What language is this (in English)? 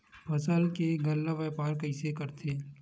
Chhattisgarhi